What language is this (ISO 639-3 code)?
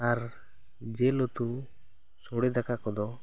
sat